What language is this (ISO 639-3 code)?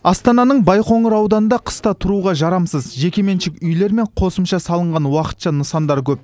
kaz